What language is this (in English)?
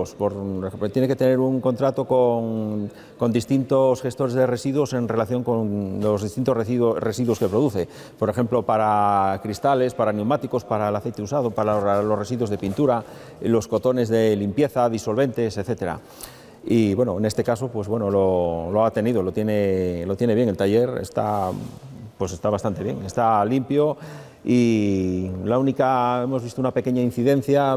Spanish